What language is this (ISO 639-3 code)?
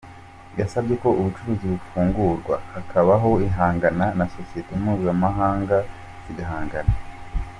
kin